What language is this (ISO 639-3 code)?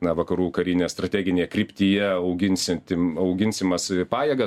lit